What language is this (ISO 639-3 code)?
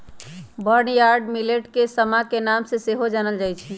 mag